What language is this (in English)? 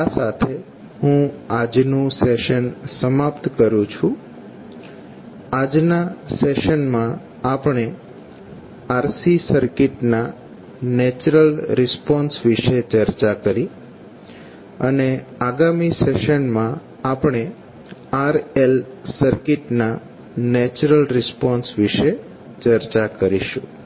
Gujarati